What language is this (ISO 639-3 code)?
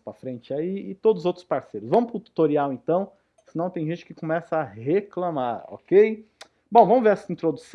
por